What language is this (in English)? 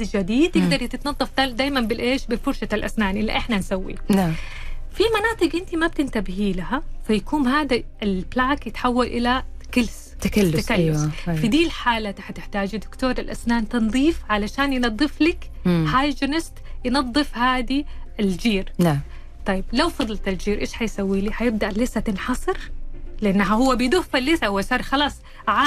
Arabic